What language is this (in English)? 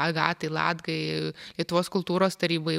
Lithuanian